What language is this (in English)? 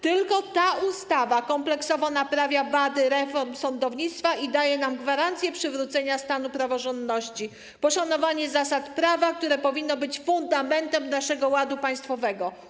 Polish